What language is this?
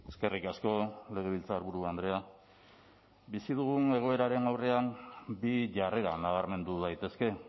Basque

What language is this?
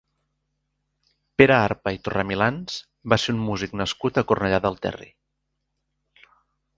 Catalan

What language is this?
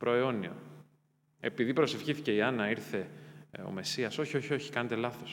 Greek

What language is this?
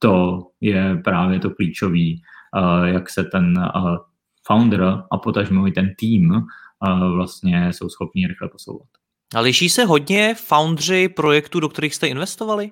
Czech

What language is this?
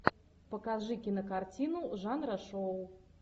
Russian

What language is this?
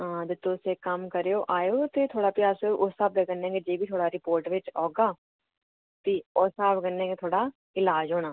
Dogri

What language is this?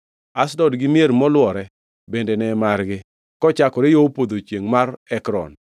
Luo (Kenya and Tanzania)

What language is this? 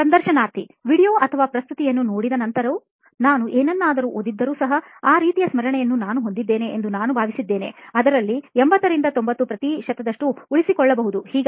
Kannada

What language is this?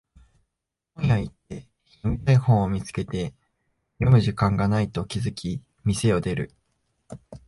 Japanese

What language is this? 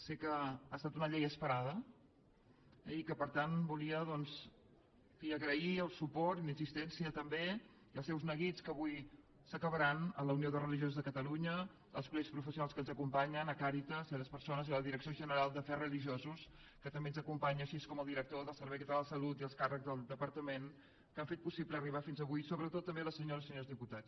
Catalan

